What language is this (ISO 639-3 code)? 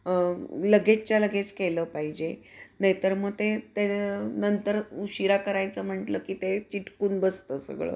mar